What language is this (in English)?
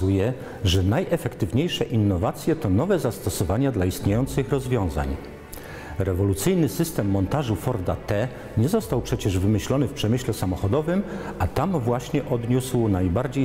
Polish